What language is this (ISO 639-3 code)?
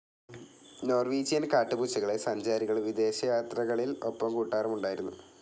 mal